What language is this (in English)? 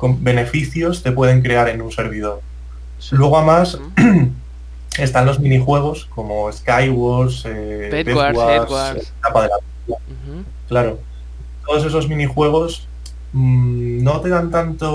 Spanish